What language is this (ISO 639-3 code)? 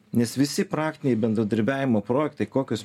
lit